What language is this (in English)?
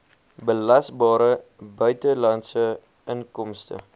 Afrikaans